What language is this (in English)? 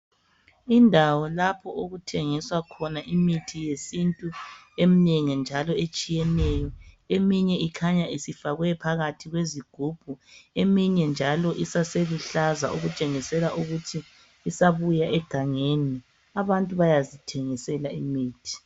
North Ndebele